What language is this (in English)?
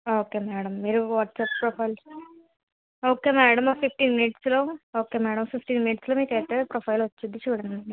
Telugu